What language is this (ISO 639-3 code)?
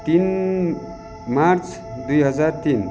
nep